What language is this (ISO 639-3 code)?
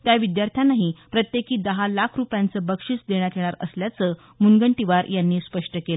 mar